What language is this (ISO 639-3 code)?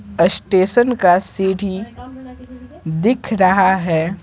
hin